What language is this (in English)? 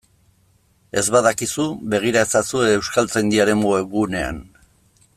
Basque